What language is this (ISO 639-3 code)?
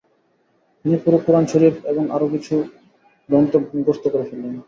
ben